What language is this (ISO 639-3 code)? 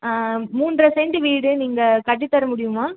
tam